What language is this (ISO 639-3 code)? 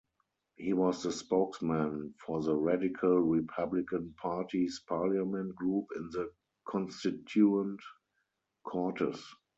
eng